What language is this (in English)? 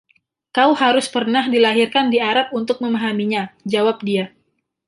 Indonesian